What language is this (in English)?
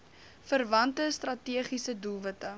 Afrikaans